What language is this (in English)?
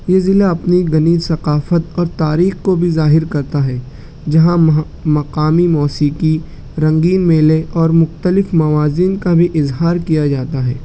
Urdu